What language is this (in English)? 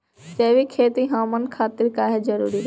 Bhojpuri